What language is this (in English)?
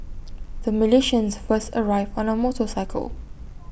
English